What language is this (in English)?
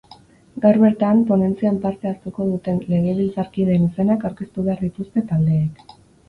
Basque